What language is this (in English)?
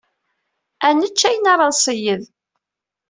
Kabyle